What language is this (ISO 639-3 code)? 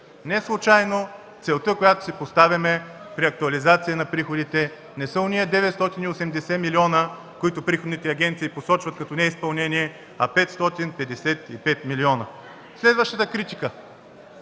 bul